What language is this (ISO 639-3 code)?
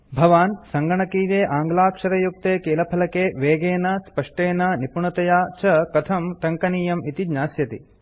san